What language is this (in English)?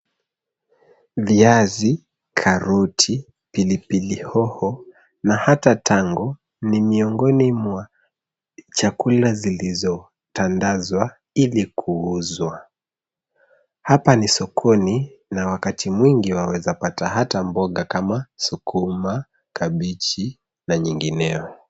Swahili